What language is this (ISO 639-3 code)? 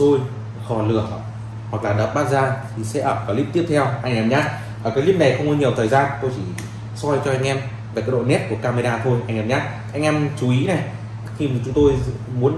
vie